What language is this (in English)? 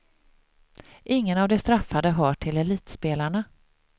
Swedish